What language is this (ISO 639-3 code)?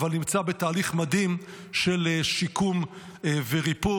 heb